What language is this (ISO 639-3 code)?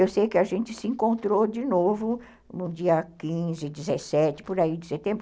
por